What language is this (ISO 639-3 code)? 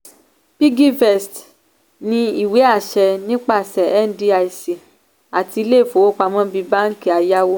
yor